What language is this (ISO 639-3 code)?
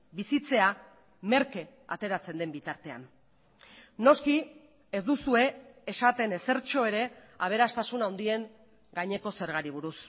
eus